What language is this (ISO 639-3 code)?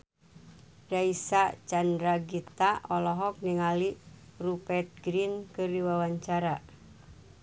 sun